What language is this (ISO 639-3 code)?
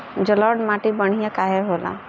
bho